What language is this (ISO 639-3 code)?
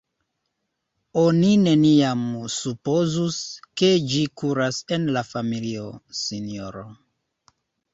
epo